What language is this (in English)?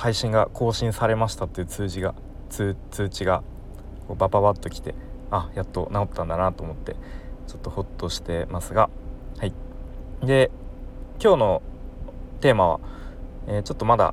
Japanese